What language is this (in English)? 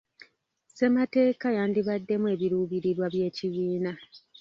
Ganda